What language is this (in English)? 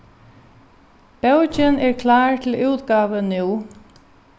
Faroese